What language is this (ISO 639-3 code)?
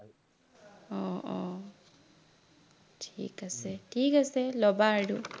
asm